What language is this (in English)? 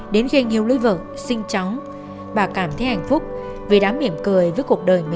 Vietnamese